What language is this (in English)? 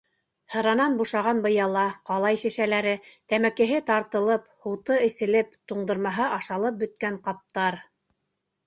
Bashkir